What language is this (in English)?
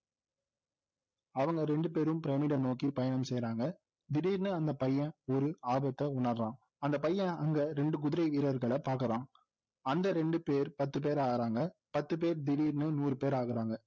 Tamil